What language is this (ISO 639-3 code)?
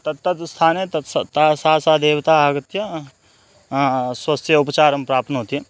san